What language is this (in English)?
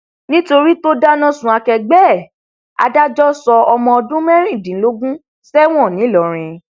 Yoruba